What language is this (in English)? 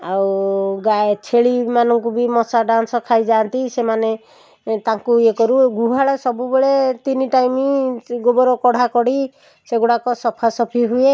Odia